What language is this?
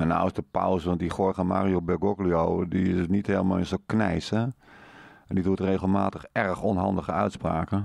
Dutch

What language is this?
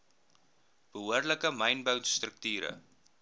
Afrikaans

